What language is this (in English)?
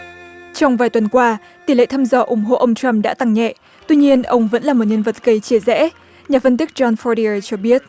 Vietnamese